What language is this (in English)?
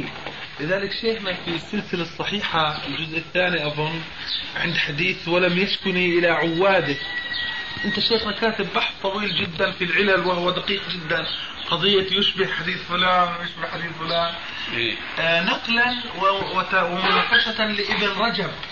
Arabic